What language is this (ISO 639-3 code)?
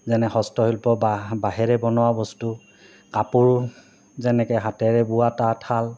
asm